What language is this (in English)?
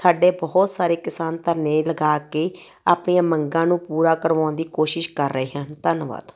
Punjabi